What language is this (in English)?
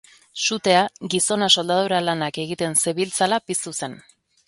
Basque